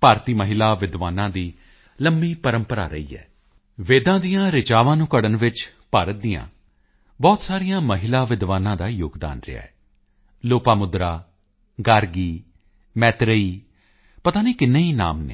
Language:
Punjabi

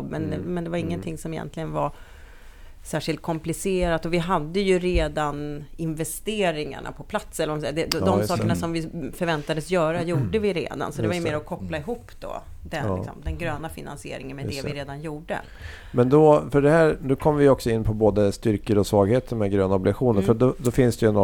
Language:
Swedish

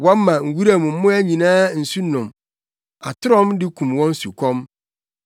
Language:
Akan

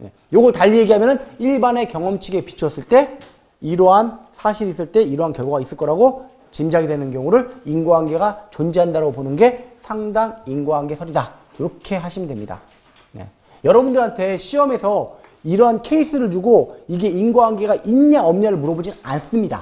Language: Korean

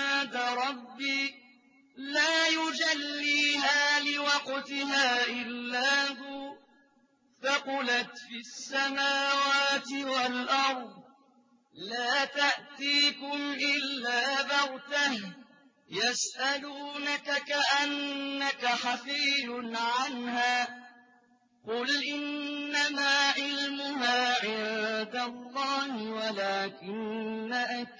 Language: Arabic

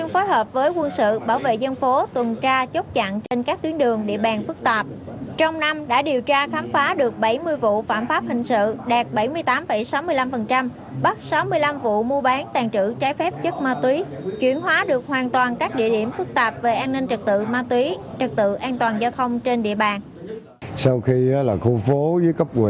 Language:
Vietnamese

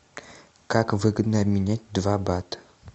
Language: Russian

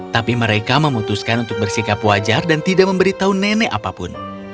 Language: Indonesian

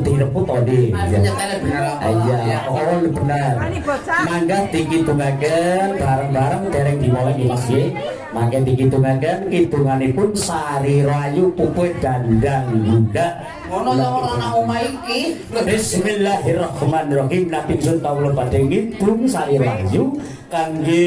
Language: Indonesian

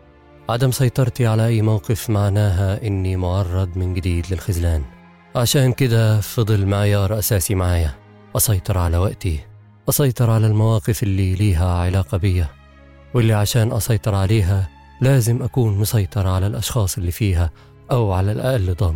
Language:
Arabic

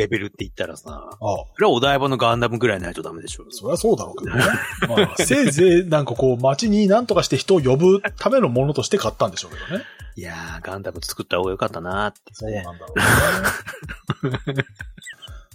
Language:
Japanese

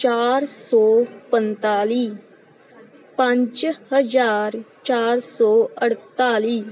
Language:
Punjabi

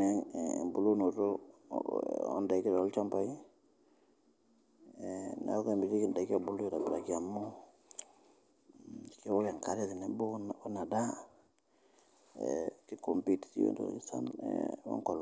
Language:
Masai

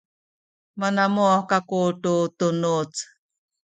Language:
Sakizaya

